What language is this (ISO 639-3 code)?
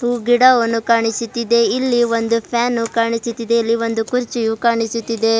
kan